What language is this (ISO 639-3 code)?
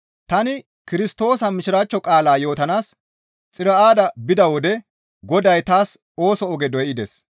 gmv